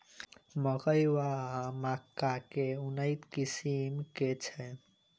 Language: Maithili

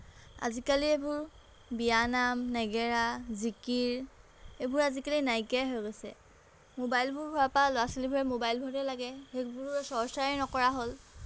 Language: Assamese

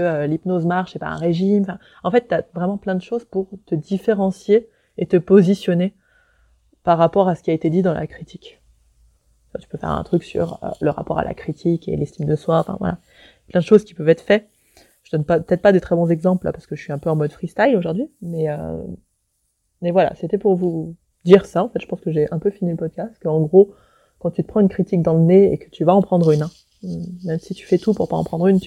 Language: French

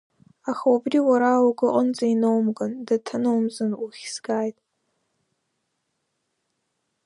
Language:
Abkhazian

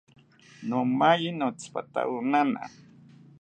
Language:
South Ucayali Ashéninka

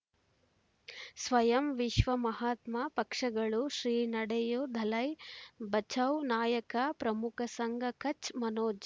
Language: Kannada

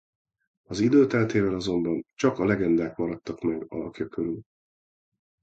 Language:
Hungarian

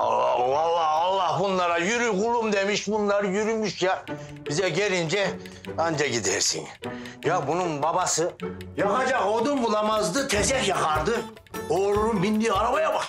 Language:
Turkish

